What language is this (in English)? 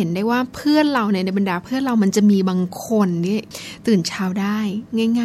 Thai